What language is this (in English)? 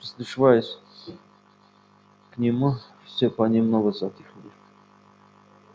Russian